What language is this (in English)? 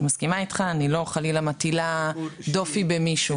Hebrew